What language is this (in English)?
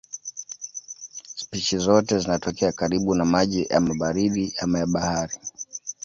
Swahili